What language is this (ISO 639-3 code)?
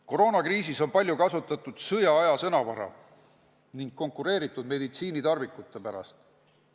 est